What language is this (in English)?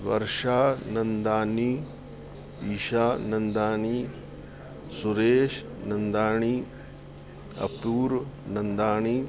Sindhi